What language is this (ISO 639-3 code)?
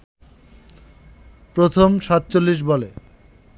ben